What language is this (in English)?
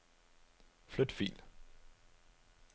Danish